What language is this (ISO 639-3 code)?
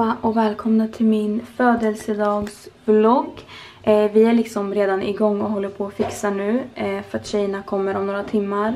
swe